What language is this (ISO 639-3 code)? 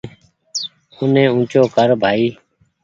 gig